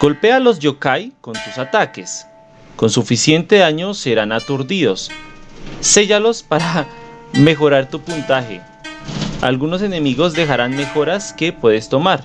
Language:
Spanish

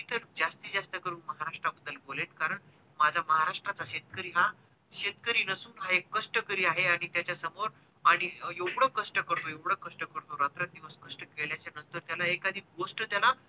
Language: Marathi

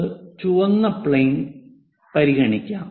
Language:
Malayalam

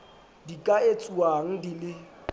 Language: Southern Sotho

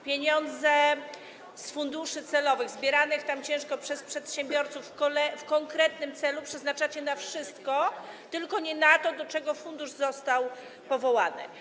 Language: Polish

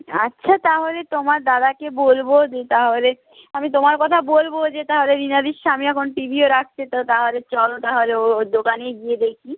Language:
Bangla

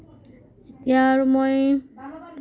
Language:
Assamese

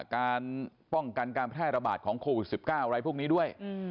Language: Thai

